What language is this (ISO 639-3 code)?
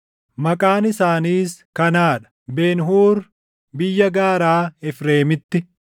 orm